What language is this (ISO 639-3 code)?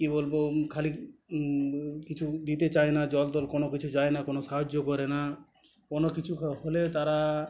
ben